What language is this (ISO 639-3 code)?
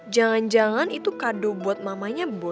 ind